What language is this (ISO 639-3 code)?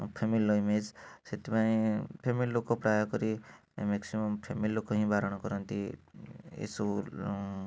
ori